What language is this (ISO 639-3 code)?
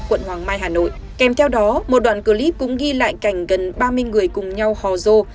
vie